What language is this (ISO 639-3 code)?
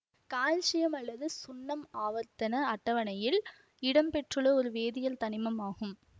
tam